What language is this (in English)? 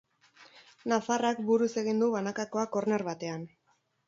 Basque